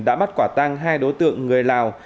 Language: Vietnamese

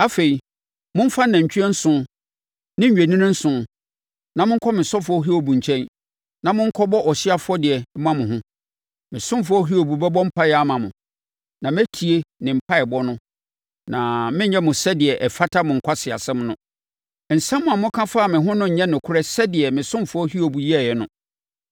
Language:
Akan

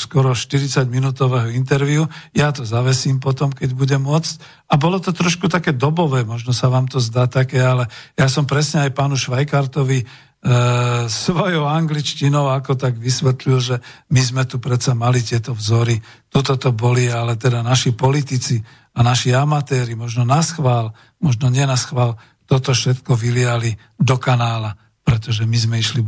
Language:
Slovak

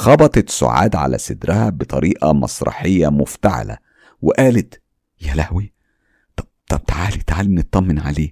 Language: Arabic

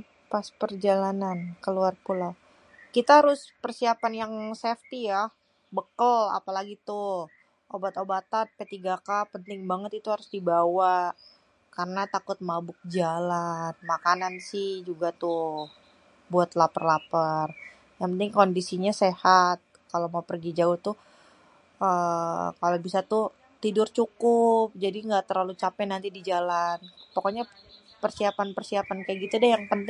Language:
Betawi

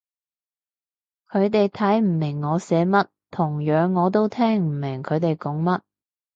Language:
Cantonese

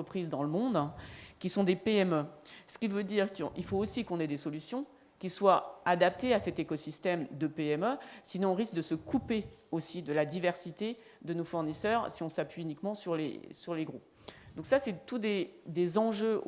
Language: French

